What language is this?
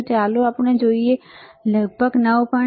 Gujarati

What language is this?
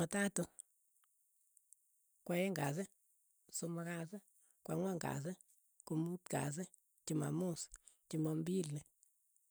Keiyo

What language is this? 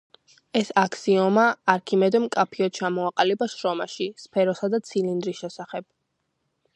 Georgian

